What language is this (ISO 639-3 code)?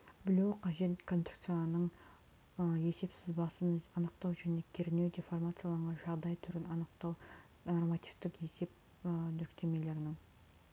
kaz